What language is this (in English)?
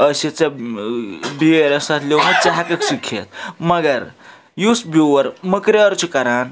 Kashmiri